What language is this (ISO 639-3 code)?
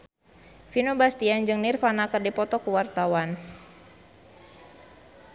sun